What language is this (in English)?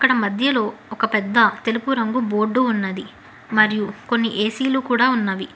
Telugu